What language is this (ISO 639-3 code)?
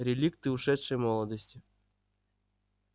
rus